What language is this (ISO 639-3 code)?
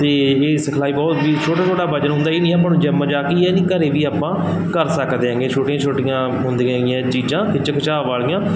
pan